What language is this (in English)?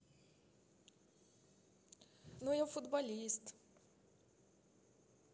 Russian